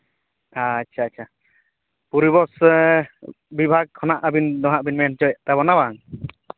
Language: Santali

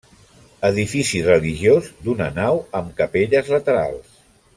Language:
Catalan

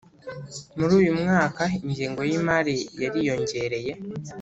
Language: Kinyarwanda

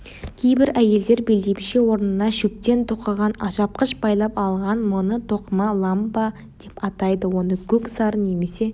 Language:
Kazakh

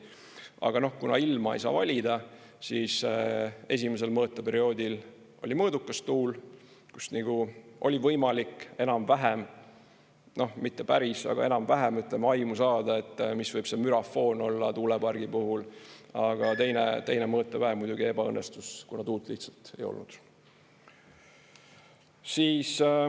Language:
Estonian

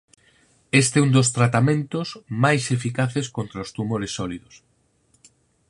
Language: Galician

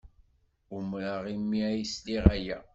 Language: Kabyle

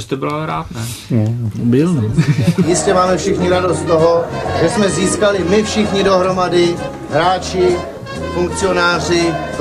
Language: Czech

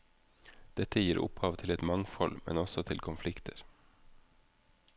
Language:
Norwegian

